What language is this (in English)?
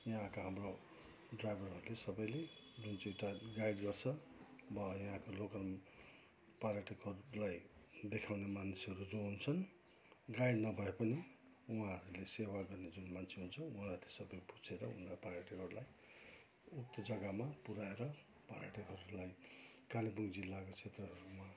Nepali